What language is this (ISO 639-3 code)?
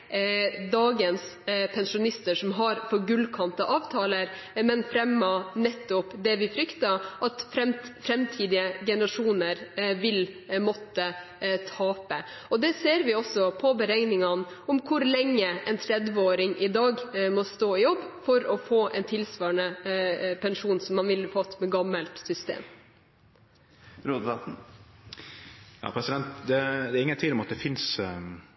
nor